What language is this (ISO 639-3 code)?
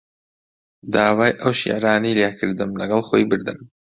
ckb